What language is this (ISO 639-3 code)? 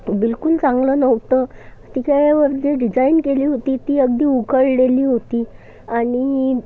mar